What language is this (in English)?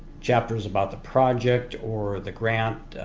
English